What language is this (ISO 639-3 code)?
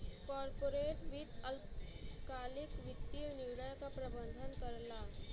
bho